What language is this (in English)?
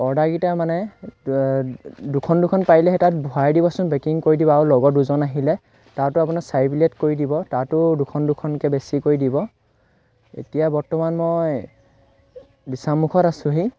Assamese